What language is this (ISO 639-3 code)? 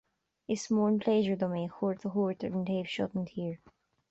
gle